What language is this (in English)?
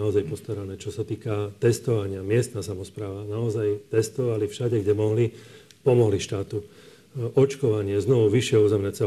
Slovak